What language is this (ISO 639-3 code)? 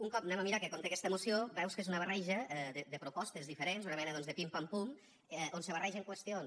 cat